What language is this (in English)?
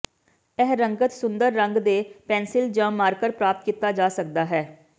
Punjabi